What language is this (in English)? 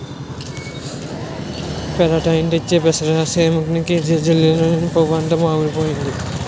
Telugu